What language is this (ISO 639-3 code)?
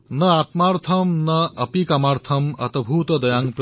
asm